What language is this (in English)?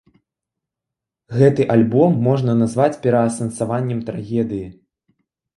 Belarusian